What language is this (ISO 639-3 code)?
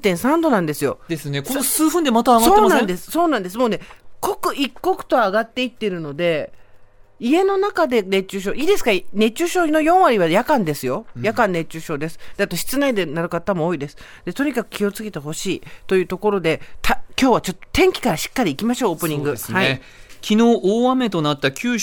jpn